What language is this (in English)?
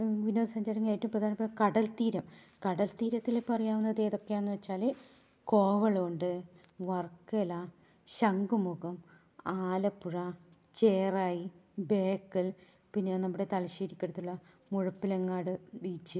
Malayalam